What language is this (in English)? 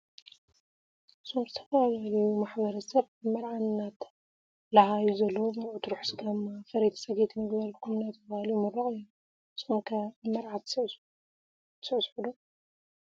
Tigrinya